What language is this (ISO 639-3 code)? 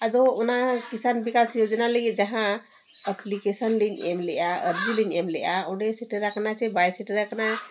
sat